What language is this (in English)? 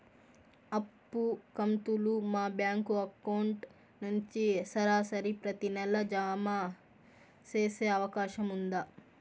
Telugu